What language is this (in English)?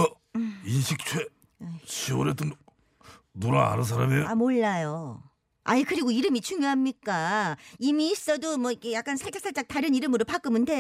Korean